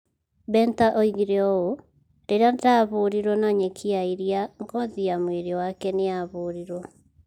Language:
Kikuyu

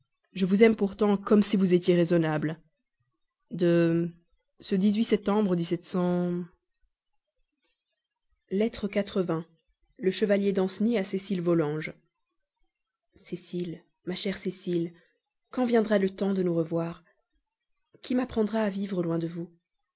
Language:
French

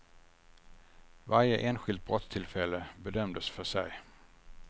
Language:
Swedish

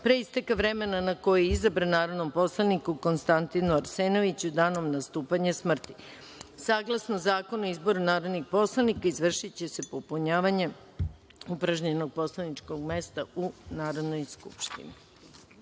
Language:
Serbian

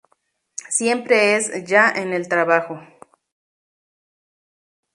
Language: Spanish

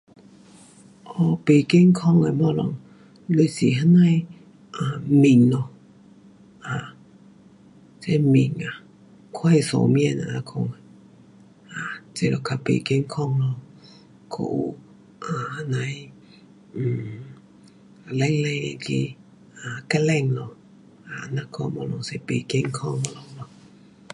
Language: Pu-Xian Chinese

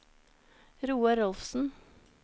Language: Norwegian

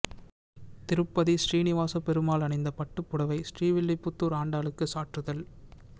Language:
Tamil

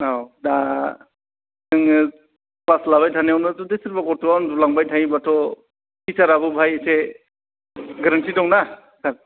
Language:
Bodo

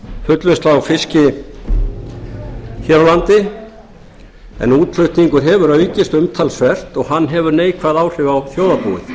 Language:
Icelandic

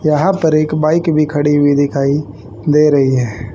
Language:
Hindi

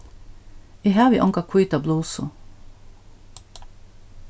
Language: Faroese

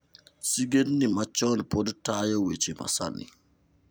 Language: Luo (Kenya and Tanzania)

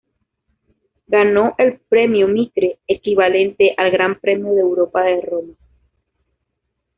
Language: Spanish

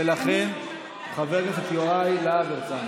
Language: Hebrew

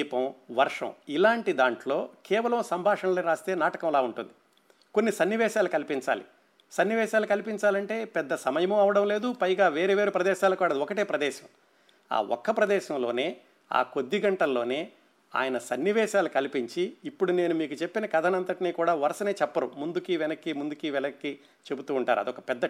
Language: Telugu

